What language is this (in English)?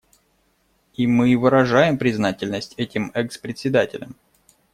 Russian